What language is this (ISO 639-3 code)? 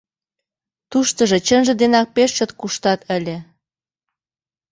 chm